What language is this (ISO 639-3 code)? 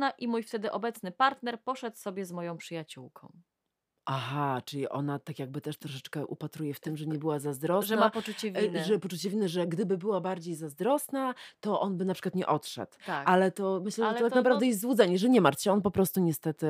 pol